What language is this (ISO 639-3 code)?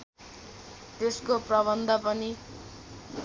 nep